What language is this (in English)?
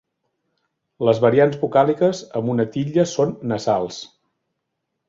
Catalan